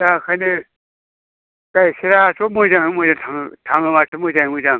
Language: Bodo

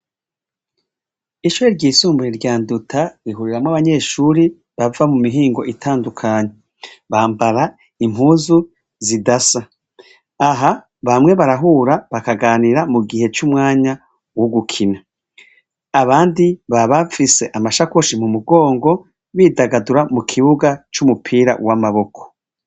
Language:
Rundi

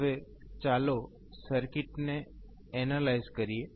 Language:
Gujarati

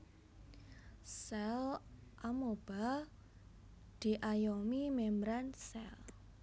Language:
Javanese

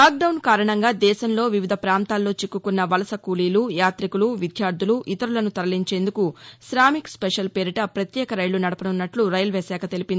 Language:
Telugu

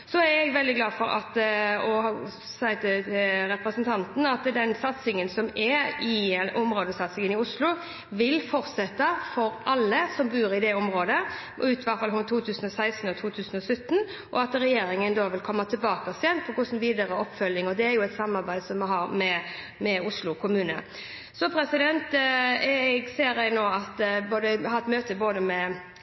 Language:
Norwegian Bokmål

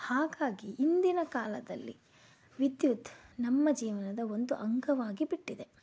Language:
Kannada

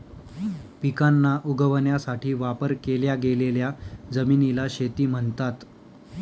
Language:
Marathi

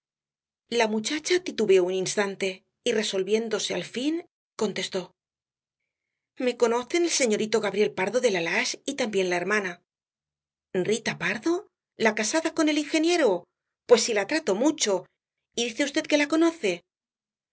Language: Spanish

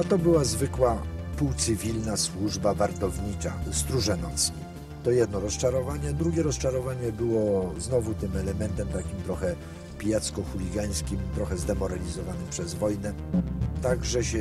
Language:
Polish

